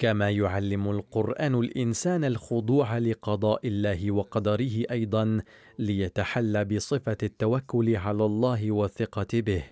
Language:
Arabic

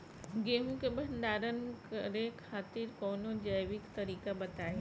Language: Bhojpuri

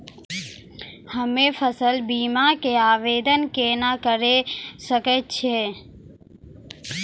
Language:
Maithili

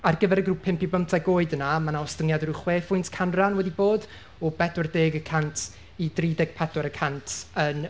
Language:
Welsh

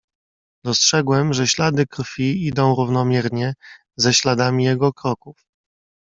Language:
Polish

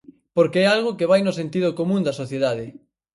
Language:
Galician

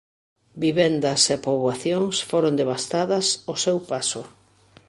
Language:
Galician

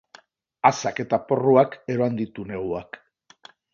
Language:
Basque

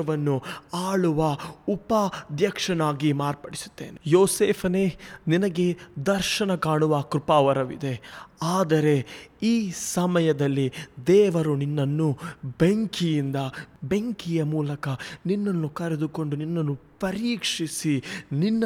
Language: Kannada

